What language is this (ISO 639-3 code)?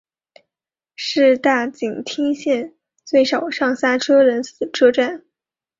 zho